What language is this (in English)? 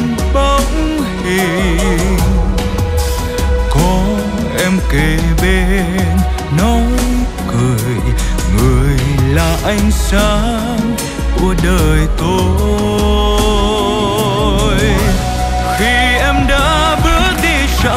Vietnamese